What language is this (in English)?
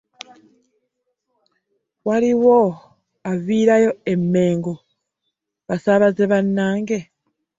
Ganda